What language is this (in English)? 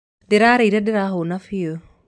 Kikuyu